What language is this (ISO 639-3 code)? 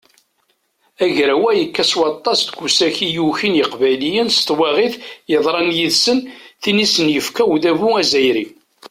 kab